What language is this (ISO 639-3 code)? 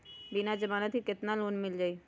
mag